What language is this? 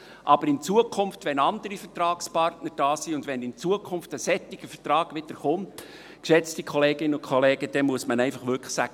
Swiss German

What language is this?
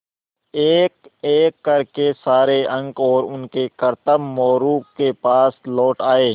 Hindi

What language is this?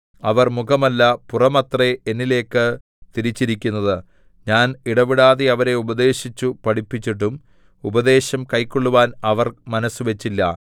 Malayalam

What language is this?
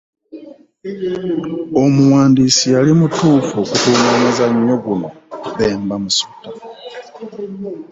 Ganda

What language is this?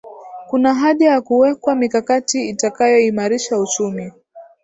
Swahili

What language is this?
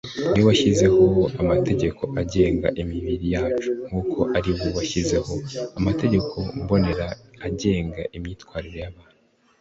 Kinyarwanda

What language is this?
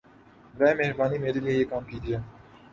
Urdu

